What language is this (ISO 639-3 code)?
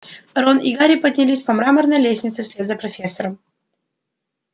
rus